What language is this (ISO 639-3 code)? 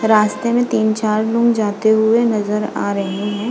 hin